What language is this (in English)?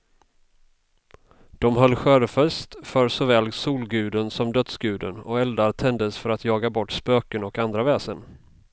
Swedish